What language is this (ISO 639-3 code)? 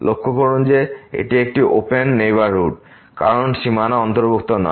ben